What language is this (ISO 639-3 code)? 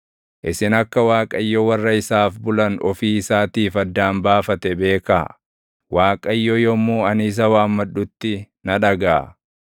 orm